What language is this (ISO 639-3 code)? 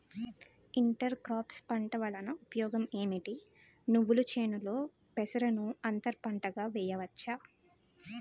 tel